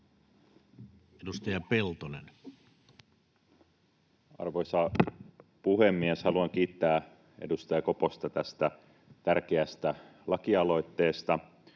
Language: Finnish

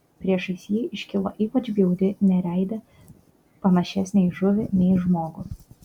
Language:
Lithuanian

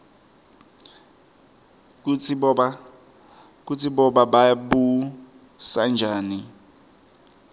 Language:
Swati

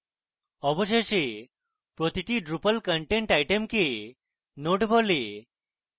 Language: Bangla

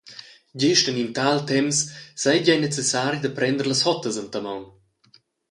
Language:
Romansh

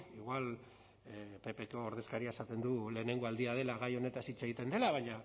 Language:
Basque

